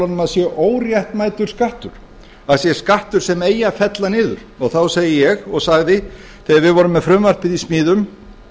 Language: Icelandic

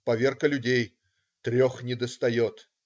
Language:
Russian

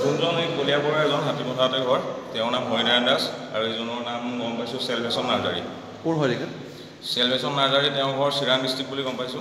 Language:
Hindi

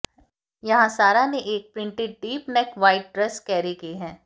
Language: Hindi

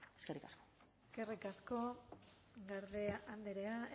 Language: Basque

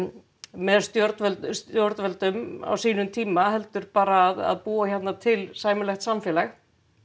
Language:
Icelandic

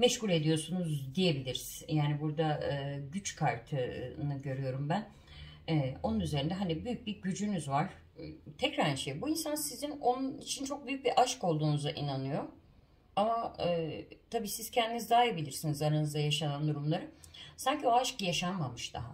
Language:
Turkish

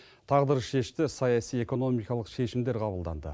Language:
Kazakh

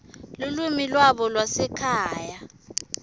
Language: Swati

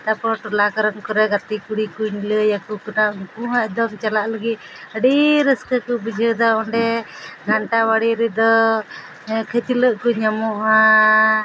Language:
Santali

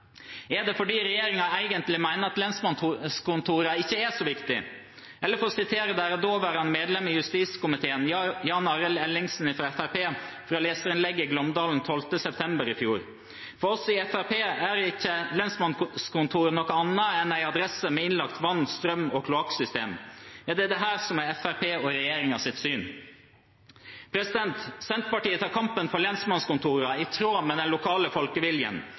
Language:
Norwegian Bokmål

